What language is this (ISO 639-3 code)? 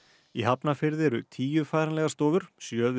isl